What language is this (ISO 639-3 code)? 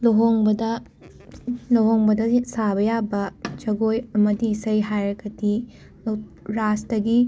mni